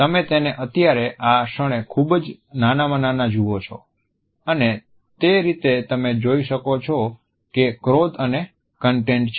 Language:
Gujarati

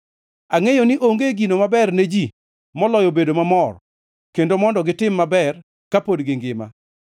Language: Luo (Kenya and Tanzania)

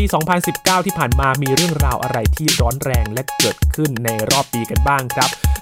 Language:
Thai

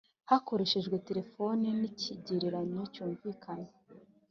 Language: Kinyarwanda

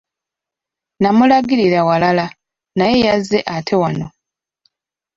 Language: Ganda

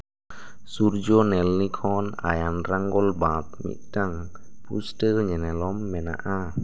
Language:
Santali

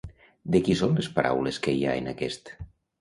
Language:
Catalan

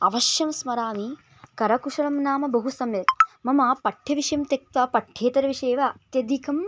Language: Sanskrit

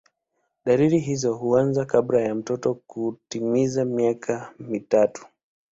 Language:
Swahili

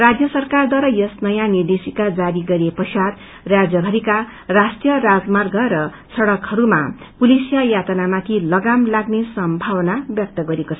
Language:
Nepali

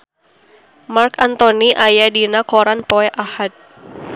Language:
Sundanese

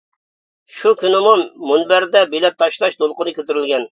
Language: Uyghur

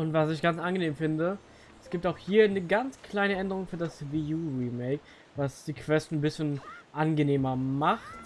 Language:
German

